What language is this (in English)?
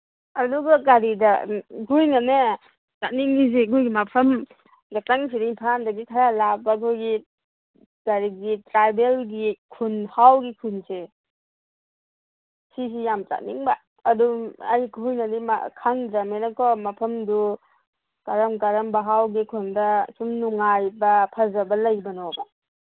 Manipuri